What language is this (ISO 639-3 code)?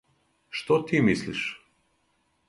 srp